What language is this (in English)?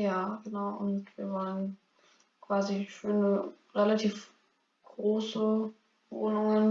German